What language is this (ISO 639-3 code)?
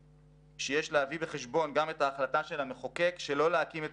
heb